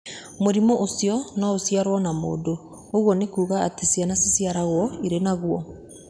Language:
Kikuyu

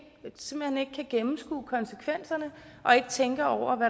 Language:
Danish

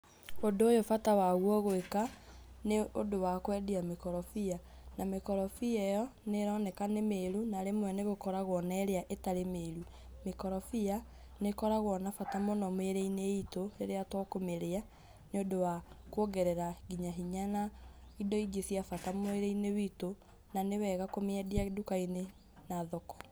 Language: Kikuyu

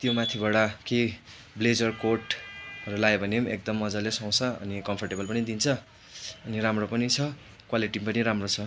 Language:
Nepali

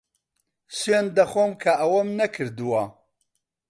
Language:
Central Kurdish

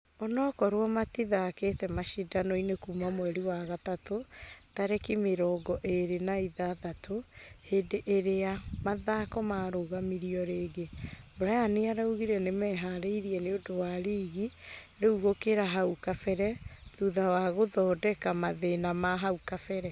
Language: Kikuyu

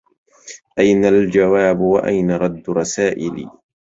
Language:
Arabic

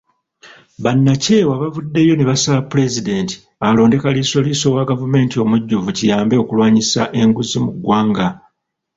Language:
Ganda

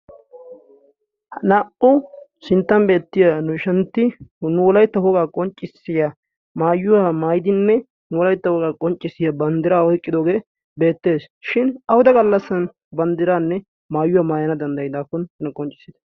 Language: Wolaytta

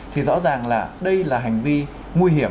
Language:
Vietnamese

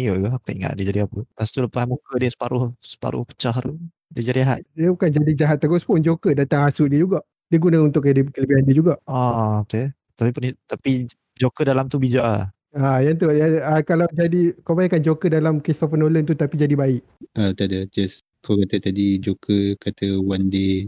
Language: Malay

